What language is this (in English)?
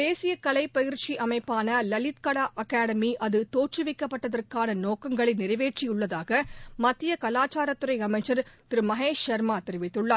Tamil